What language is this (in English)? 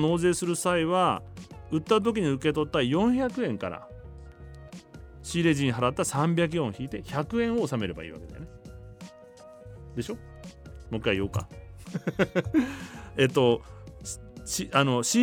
Japanese